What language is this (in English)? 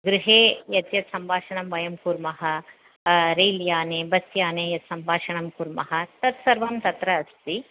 Sanskrit